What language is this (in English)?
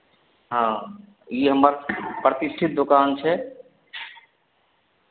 Maithili